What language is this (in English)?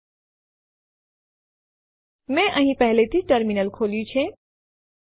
Gujarati